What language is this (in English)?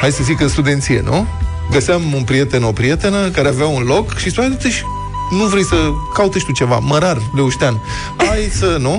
Romanian